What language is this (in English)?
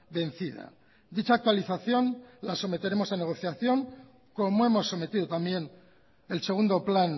Spanish